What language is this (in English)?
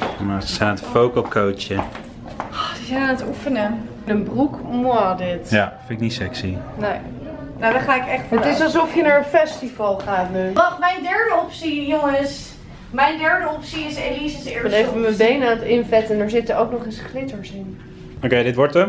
Dutch